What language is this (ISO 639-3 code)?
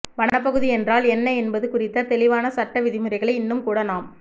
tam